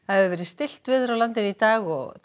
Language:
Icelandic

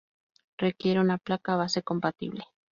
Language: Spanish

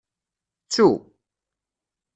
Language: Kabyle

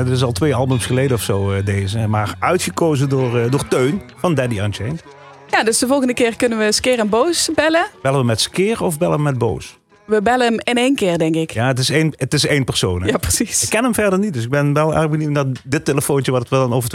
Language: Dutch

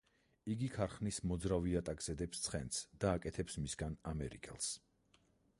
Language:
Georgian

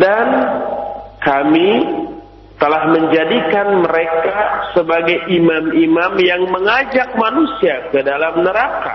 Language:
Indonesian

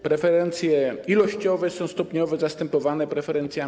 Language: Polish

